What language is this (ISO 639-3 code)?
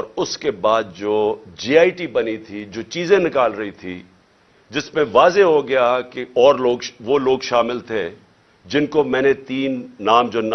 urd